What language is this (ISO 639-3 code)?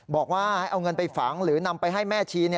tha